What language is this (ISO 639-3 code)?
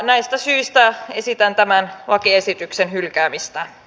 fin